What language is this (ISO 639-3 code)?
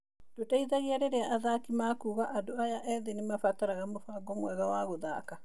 kik